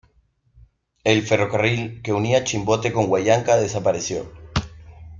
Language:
Spanish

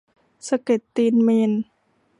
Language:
Thai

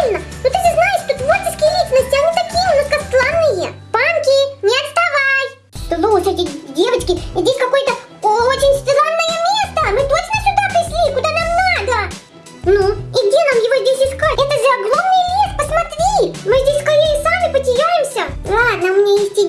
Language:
Russian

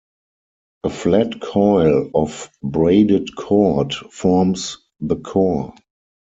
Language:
English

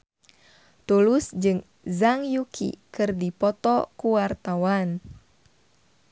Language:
Sundanese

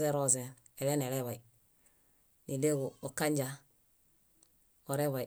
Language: Bayot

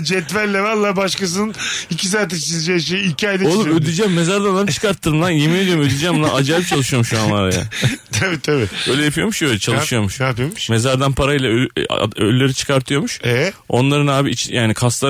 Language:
Turkish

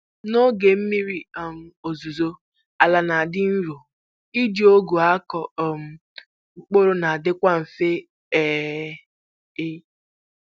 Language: Igbo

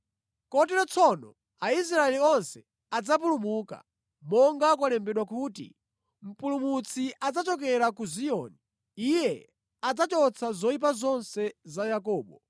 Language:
Nyanja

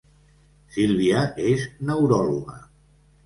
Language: Catalan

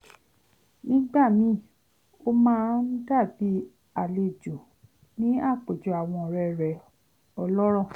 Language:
Yoruba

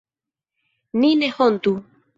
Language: Esperanto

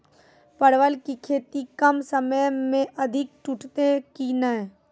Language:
Maithili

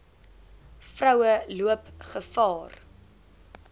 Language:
Afrikaans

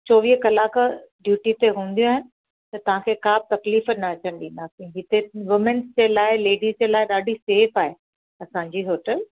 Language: Sindhi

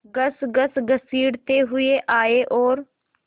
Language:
Hindi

